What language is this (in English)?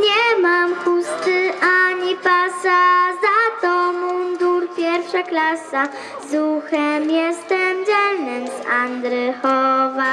Polish